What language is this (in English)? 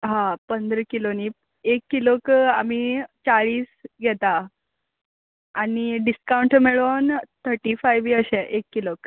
Konkani